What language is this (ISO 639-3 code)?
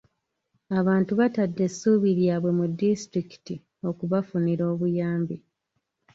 lug